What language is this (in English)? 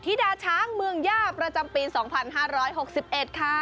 Thai